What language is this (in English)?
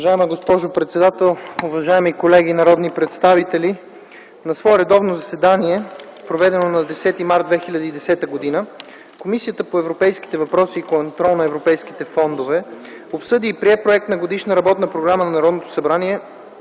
Bulgarian